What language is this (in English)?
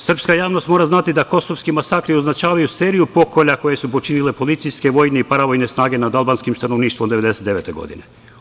Serbian